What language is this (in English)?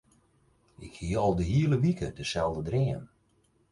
Western Frisian